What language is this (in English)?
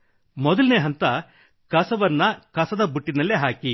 Kannada